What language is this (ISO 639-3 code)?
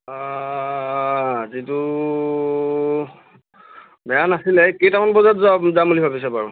asm